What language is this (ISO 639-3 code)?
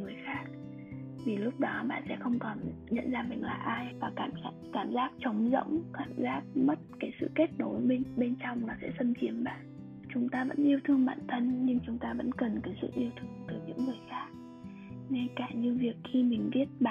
vie